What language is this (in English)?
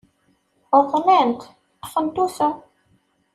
Kabyle